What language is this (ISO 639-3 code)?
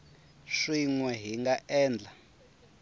tso